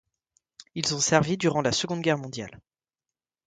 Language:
French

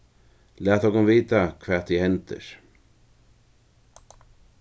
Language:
Faroese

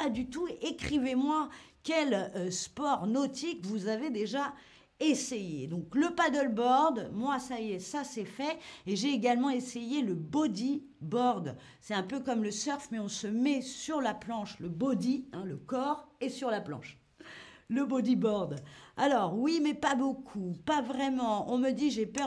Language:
French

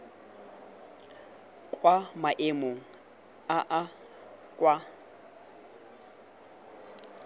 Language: Tswana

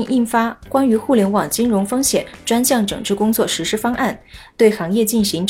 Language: Chinese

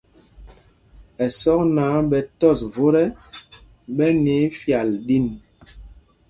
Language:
Mpumpong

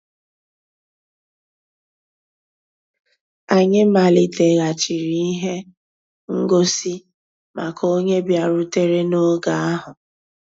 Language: Igbo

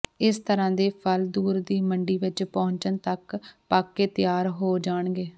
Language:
Punjabi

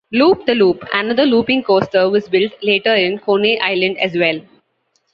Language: English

